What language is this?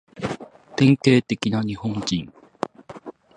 Japanese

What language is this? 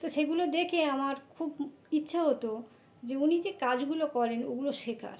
Bangla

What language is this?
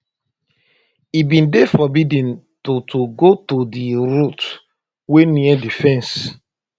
Nigerian Pidgin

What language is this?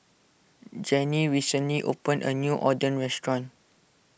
English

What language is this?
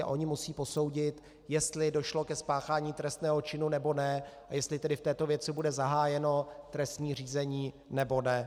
Czech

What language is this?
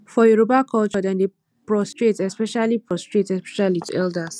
Nigerian Pidgin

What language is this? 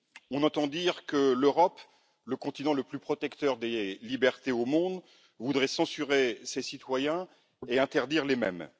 French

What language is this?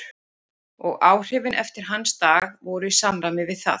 Icelandic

